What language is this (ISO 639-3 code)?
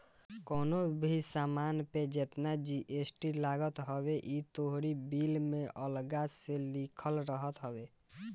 bho